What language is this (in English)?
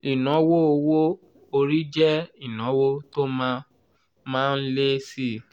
Yoruba